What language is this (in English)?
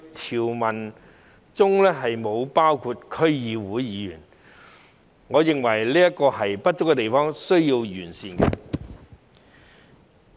Cantonese